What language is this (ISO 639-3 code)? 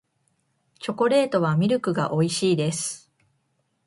jpn